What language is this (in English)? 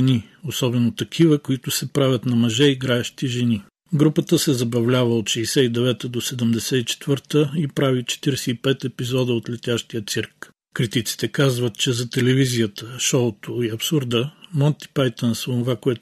Bulgarian